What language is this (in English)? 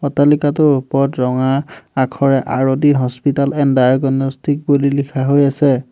Assamese